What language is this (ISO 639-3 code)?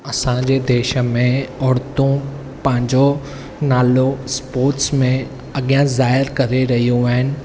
snd